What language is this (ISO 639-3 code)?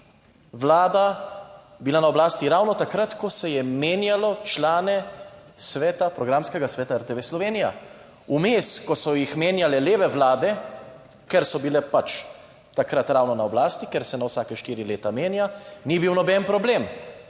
slv